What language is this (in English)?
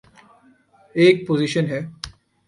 Urdu